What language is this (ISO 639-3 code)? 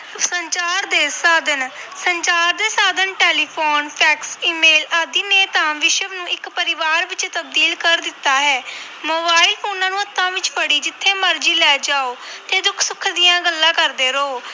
pan